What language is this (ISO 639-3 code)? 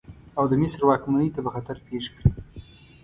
pus